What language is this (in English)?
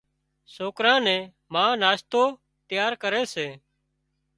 Wadiyara Koli